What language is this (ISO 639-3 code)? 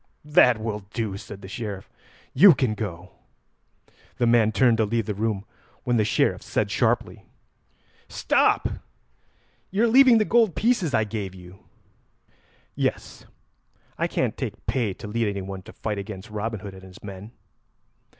eng